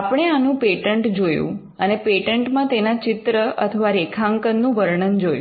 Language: Gujarati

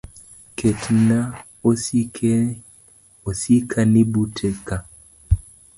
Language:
Luo (Kenya and Tanzania)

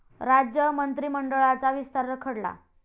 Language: Marathi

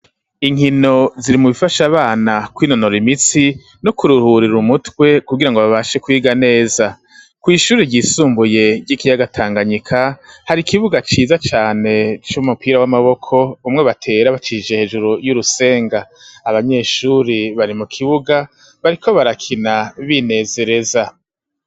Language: Rundi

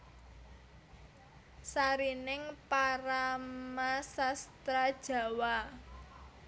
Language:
Javanese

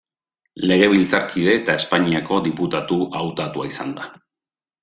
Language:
Basque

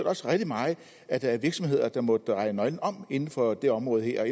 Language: Danish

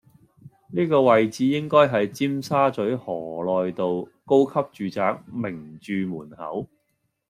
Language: Cantonese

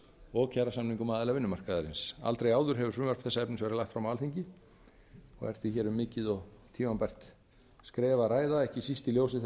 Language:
Icelandic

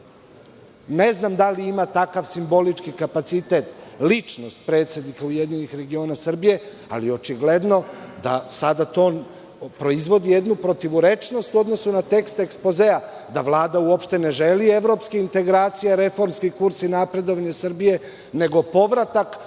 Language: Serbian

